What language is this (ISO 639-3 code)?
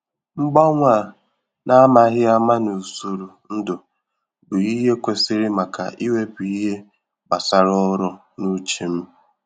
ibo